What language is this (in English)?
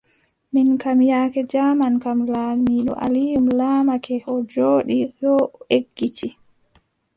Adamawa Fulfulde